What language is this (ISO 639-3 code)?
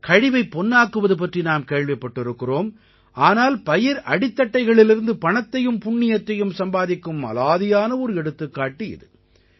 tam